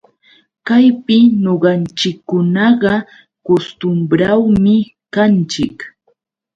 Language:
Yauyos Quechua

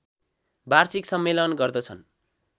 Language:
Nepali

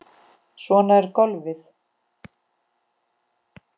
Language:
Icelandic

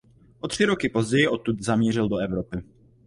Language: Czech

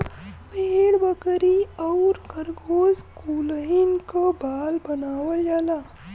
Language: Bhojpuri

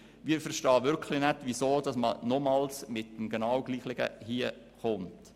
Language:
Swiss German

